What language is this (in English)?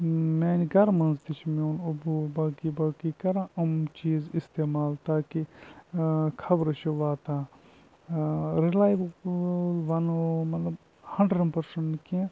Kashmiri